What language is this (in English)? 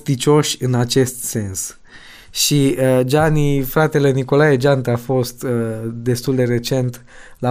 Romanian